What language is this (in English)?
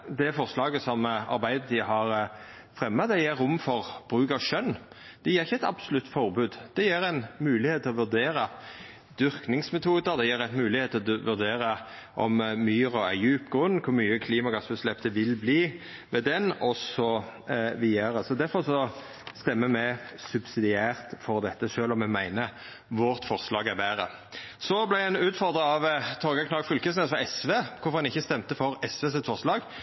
Norwegian Nynorsk